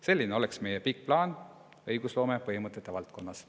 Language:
Estonian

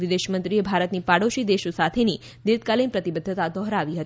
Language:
Gujarati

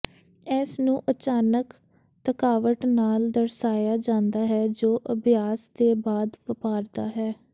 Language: Punjabi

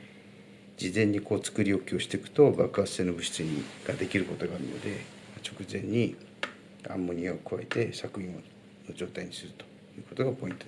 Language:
Japanese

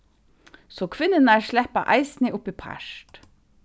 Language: Faroese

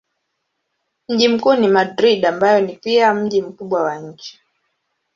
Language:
Swahili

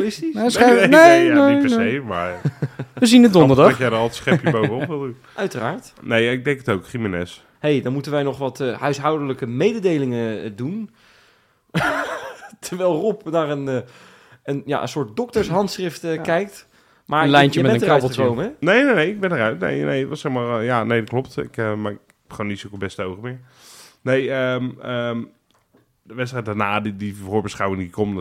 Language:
Dutch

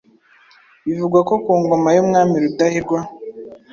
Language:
Kinyarwanda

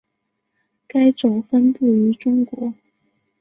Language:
Chinese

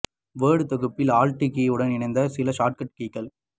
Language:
Tamil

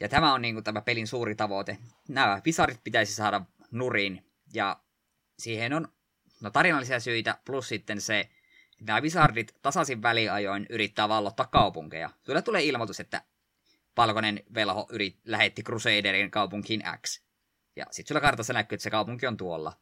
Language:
Finnish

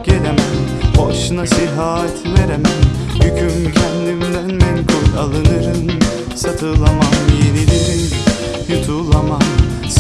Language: Turkish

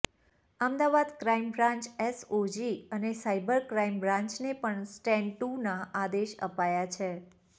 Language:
Gujarati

